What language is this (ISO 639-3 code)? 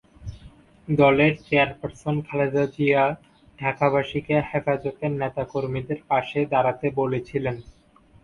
ben